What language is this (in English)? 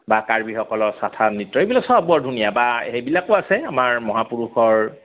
Assamese